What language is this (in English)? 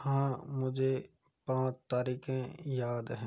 Hindi